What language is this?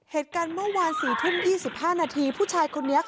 Thai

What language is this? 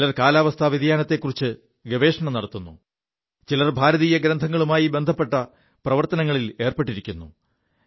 Malayalam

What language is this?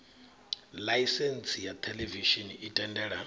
Venda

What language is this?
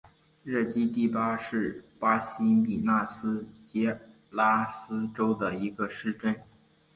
Chinese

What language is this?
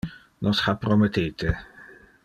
Interlingua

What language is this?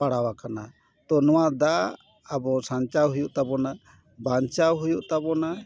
Santali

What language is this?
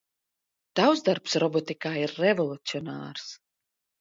Latvian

